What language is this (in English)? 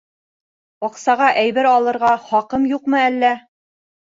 Bashkir